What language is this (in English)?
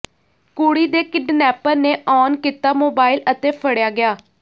Punjabi